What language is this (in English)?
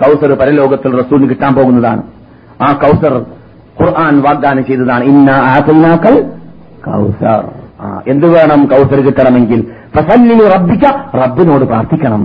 Malayalam